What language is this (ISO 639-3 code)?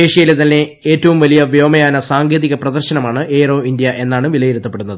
mal